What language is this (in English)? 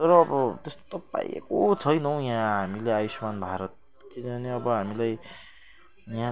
Nepali